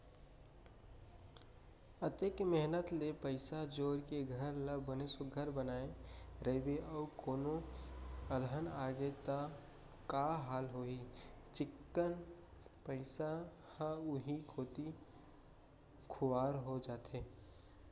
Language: Chhattisgarhi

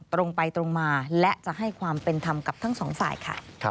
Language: Thai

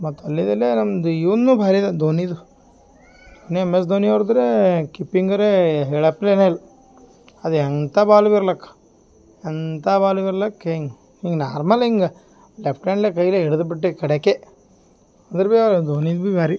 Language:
Kannada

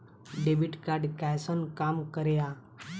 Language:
Maithili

